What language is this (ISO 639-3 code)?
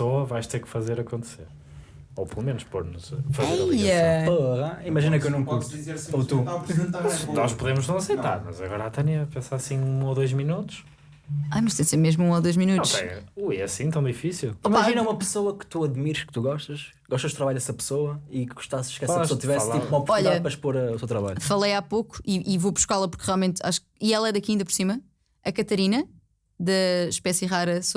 por